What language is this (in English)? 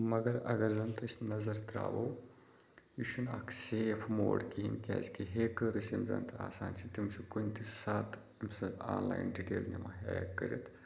Kashmiri